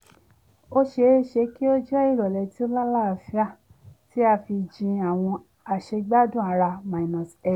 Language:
Yoruba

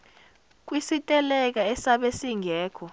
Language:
Zulu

